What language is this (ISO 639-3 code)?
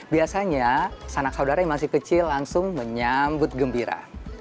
ind